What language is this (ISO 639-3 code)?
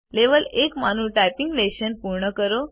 guj